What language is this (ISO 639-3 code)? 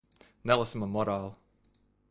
lav